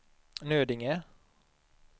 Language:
Swedish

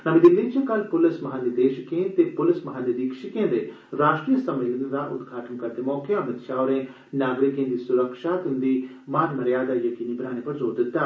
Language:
Dogri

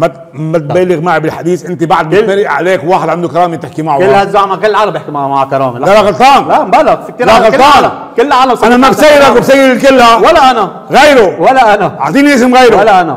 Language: Arabic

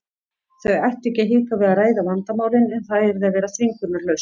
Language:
Icelandic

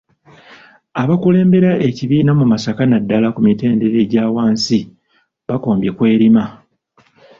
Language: Ganda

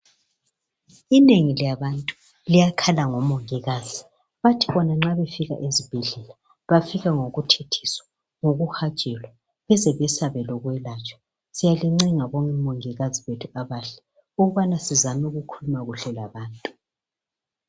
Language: North Ndebele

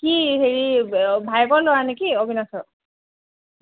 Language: Assamese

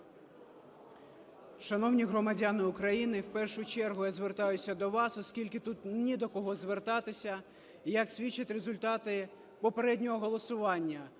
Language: Ukrainian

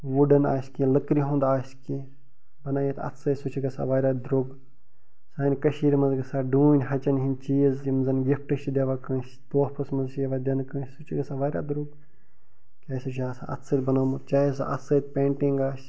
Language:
Kashmiri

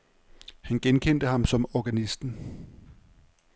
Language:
Danish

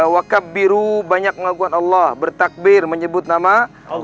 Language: Indonesian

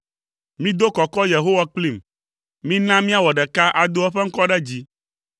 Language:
Ewe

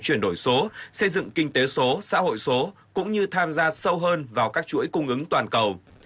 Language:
Vietnamese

